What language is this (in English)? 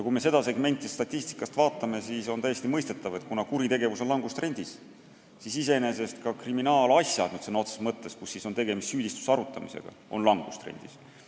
Estonian